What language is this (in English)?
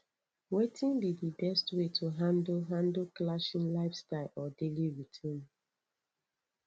Nigerian Pidgin